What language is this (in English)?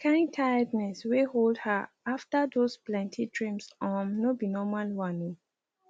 Nigerian Pidgin